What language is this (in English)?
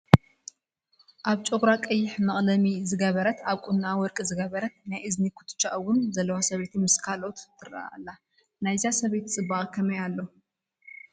Tigrinya